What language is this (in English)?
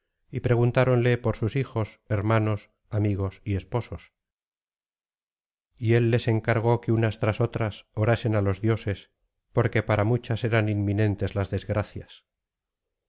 Spanish